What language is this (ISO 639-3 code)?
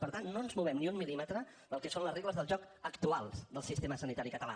cat